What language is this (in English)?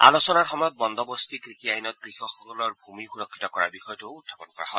Assamese